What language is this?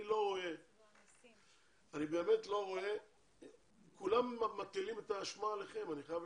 Hebrew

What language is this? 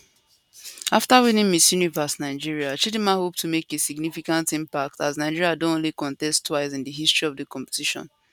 Nigerian Pidgin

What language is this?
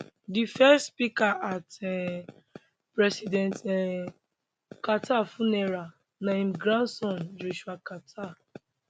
Nigerian Pidgin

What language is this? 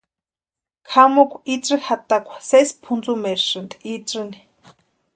Western Highland Purepecha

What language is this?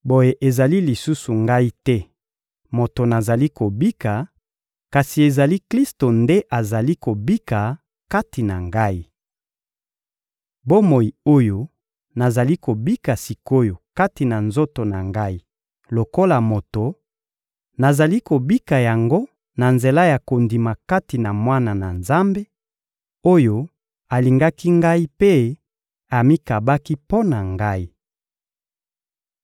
Lingala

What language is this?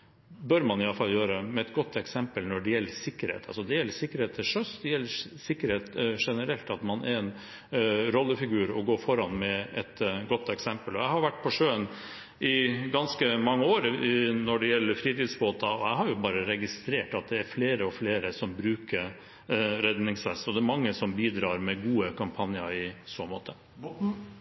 Norwegian Bokmål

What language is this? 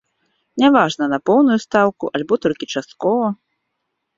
Belarusian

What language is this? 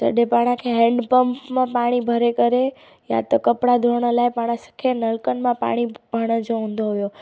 Sindhi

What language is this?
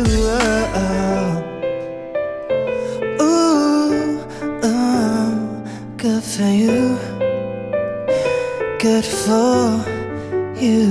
Korean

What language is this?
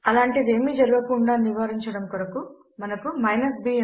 Telugu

